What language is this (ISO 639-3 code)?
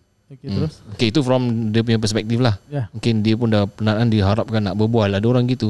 msa